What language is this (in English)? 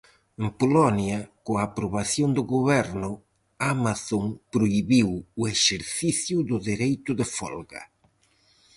Galician